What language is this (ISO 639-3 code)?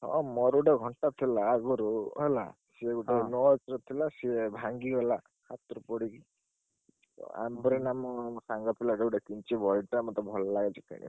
ori